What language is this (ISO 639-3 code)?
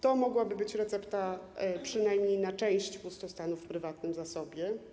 pol